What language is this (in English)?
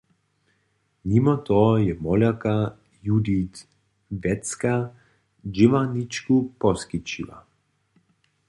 Upper Sorbian